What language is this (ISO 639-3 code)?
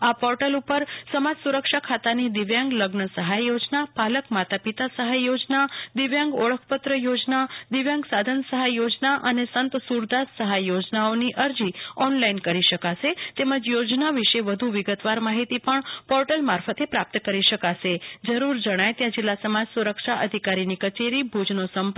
guj